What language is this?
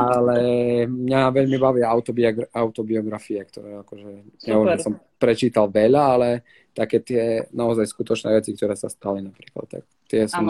Slovak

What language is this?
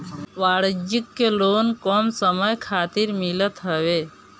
Bhojpuri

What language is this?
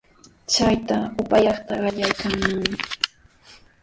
Sihuas Ancash Quechua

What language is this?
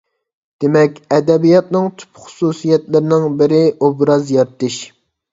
Uyghur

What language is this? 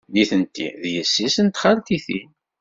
Kabyle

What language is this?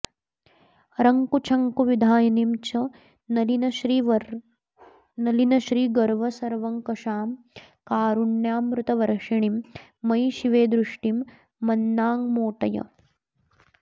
Sanskrit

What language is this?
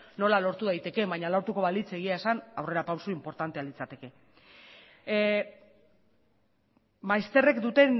Basque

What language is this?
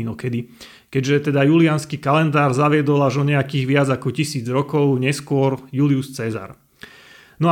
Slovak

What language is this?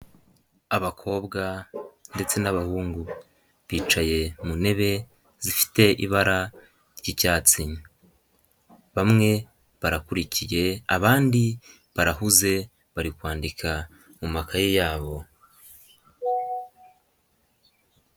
Kinyarwanda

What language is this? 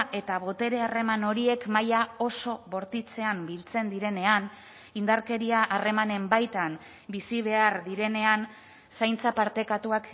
Basque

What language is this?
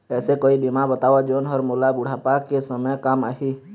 Chhattisgarhi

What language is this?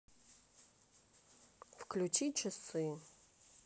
Russian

